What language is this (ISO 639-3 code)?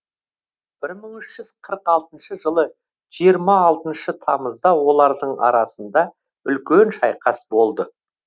kaz